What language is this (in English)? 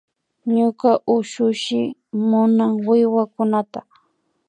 Imbabura Highland Quichua